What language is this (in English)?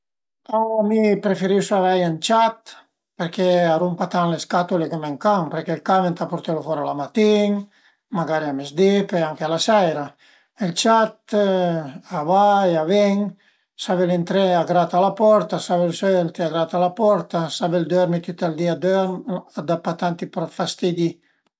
Piedmontese